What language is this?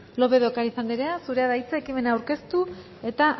Basque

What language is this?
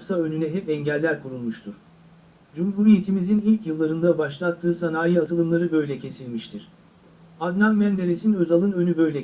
Turkish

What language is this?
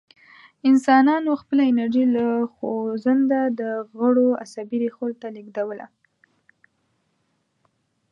Pashto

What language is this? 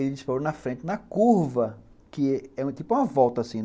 Portuguese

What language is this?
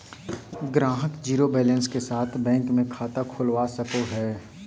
Magahi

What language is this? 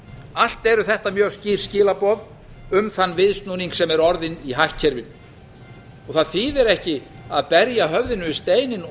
Icelandic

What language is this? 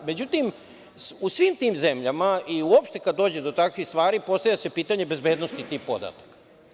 Serbian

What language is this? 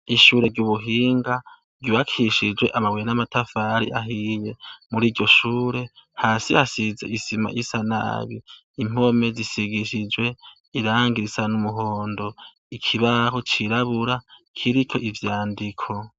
Rundi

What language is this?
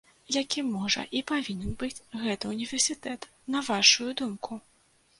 Belarusian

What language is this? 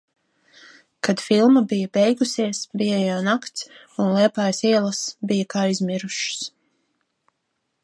Latvian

